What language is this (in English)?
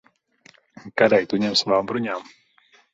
Latvian